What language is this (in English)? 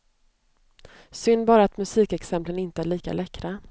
Swedish